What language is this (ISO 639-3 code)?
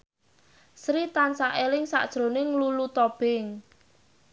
jav